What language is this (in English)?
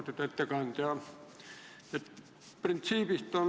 Estonian